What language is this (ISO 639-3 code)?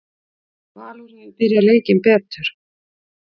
isl